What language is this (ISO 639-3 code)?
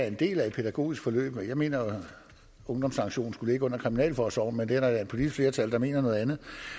dan